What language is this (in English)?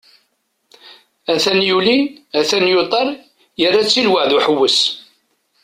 Kabyle